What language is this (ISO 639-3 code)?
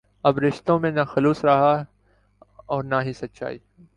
urd